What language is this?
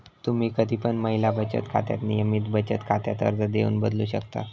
Marathi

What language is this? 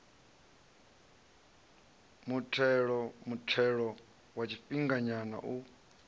Venda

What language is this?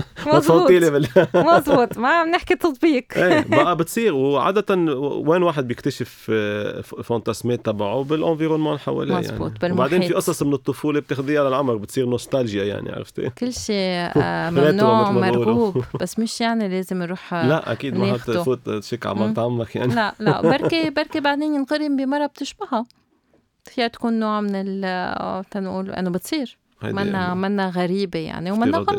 Arabic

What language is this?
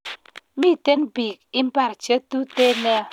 Kalenjin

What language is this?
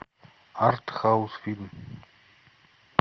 Russian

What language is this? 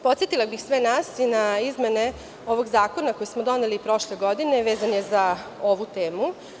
Serbian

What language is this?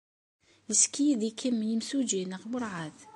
Kabyle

